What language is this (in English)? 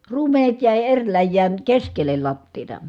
Finnish